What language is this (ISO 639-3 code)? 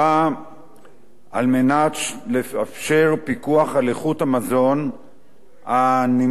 heb